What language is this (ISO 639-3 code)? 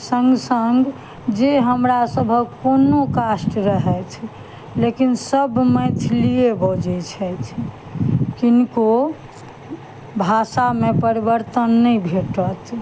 mai